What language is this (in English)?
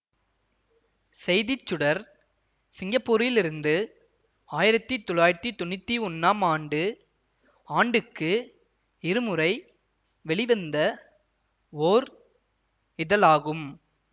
Tamil